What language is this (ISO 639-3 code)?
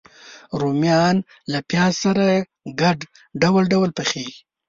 pus